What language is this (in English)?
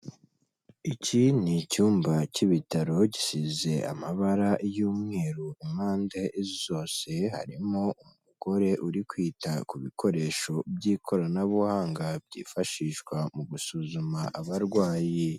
Kinyarwanda